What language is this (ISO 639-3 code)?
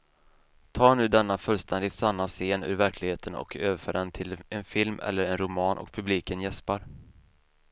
swe